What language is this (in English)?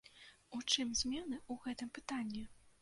Belarusian